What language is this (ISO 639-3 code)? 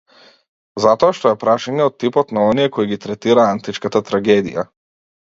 mkd